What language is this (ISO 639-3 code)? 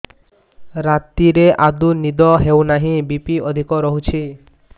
ori